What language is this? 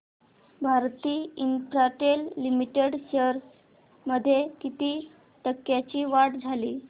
Marathi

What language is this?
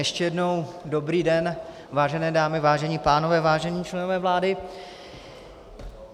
Czech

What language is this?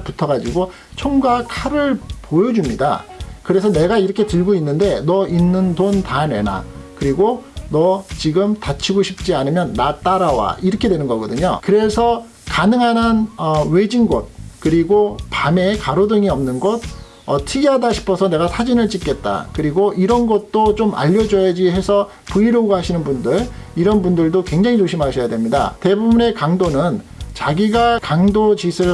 Korean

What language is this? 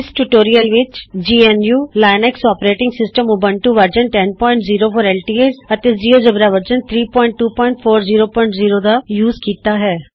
Punjabi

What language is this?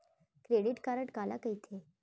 Chhattisgarhi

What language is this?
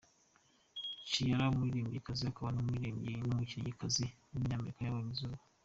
Kinyarwanda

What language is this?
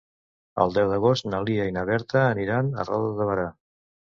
Catalan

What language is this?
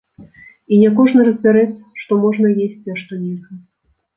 Belarusian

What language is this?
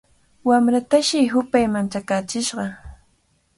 Cajatambo North Lima Quechua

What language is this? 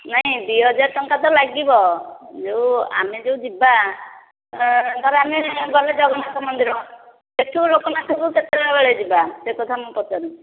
Odia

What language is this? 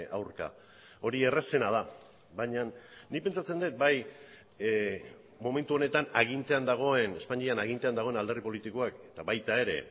Basque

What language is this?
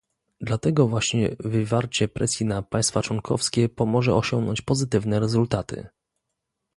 Polish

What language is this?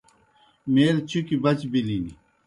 Kohistani Shina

